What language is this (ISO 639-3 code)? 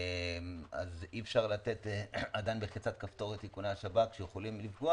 heb